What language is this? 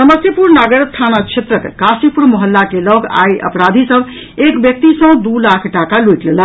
Maithili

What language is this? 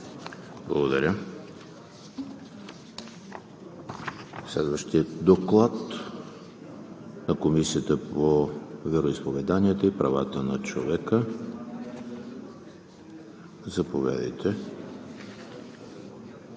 Bulgarian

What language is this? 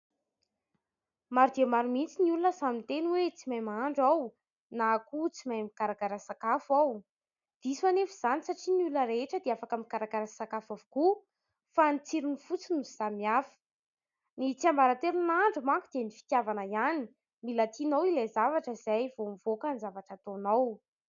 Malagasy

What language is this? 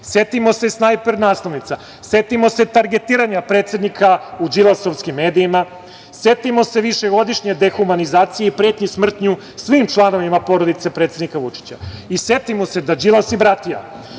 Serbian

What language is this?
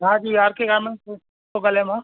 Sindhi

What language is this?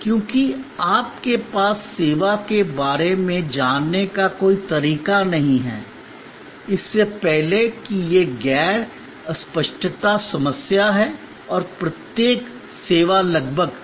Hindi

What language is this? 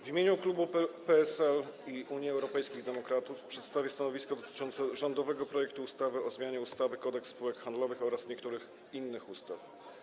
Polish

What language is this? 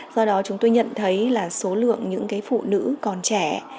Vietnamese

